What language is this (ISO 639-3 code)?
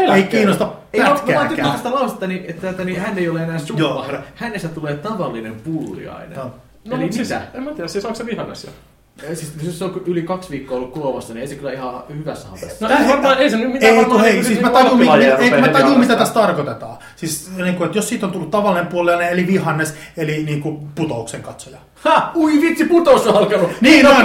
fin